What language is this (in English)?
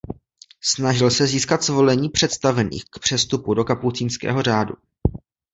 Czech